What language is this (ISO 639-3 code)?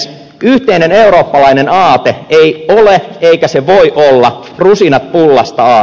fin